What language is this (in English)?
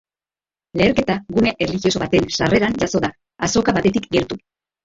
Basque